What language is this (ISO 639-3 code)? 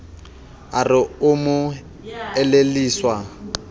sot